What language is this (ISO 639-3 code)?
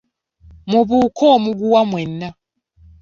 lug